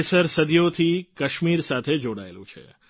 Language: Gujarati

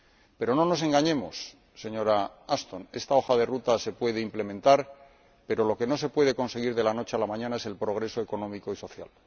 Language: Spanish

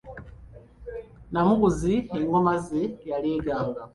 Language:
Ganda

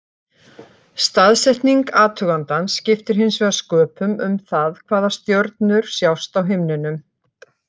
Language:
Icelandic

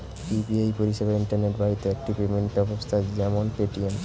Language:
Bangla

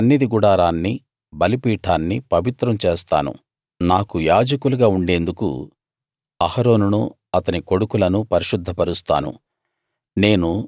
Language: Telugu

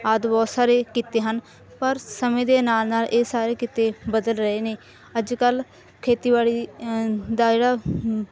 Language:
Punjabi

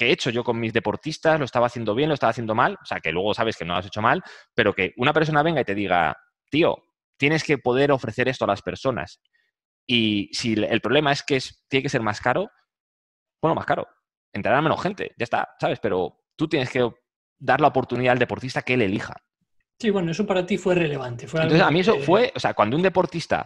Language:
Spanish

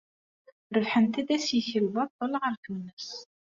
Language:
Kabyle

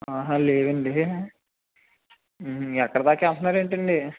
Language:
Telugu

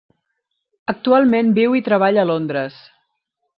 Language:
Catalan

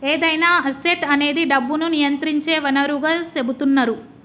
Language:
Telugu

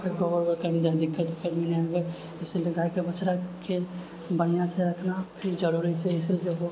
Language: Maithili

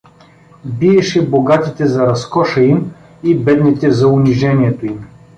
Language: Bulgarian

